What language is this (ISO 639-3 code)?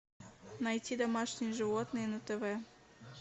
rus